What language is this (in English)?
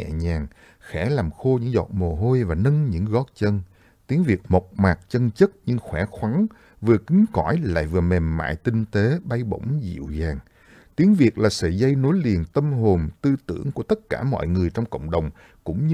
Vietnamese